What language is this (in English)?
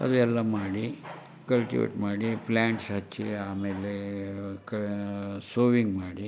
Kannada